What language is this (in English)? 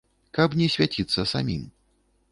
Belarusian